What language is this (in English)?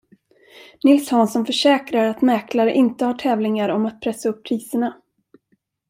Swedish